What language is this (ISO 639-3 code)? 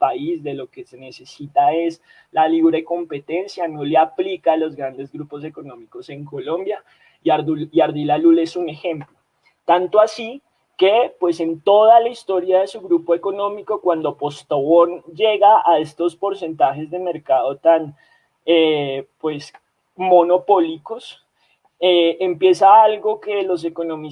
spa